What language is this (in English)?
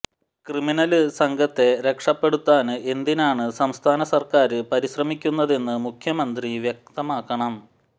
Malayalam